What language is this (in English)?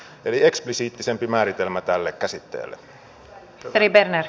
Finnish